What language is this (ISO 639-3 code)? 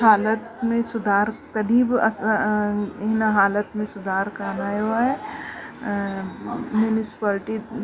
snd